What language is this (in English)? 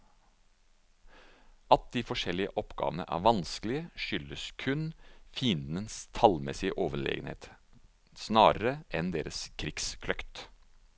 Norwegian